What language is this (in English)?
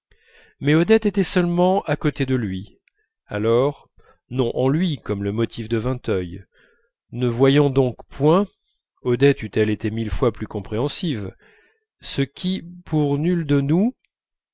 French